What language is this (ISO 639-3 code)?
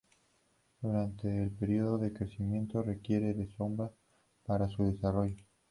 spa